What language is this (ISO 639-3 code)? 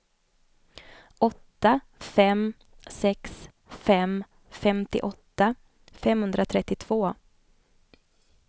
swe